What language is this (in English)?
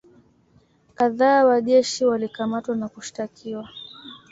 Swahili